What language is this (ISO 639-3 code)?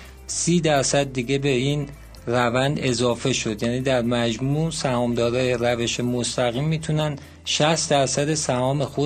fas